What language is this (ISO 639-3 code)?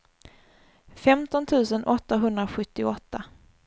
swe